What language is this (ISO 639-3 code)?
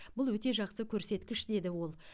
kaz